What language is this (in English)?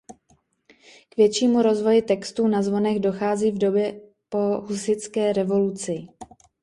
Czech